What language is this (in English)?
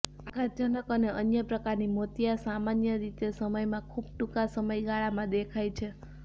Gujarati